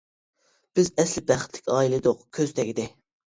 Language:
Uyghur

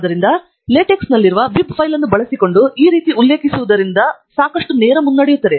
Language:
Kannada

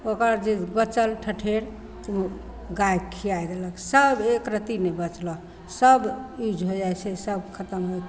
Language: Maithili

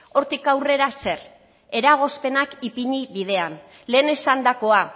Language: Basque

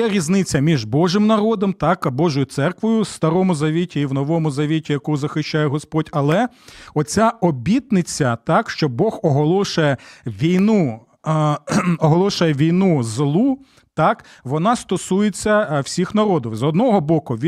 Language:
Ukrainian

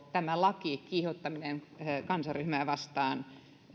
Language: Finnish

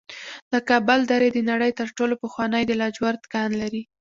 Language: Pashto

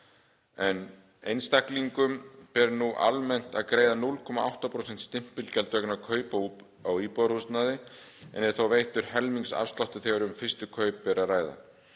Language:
Icelandic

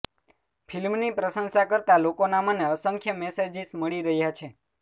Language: Gujarati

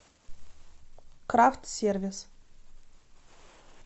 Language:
Russian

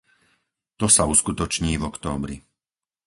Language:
Slovak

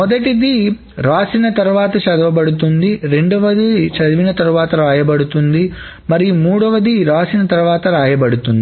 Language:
Telugu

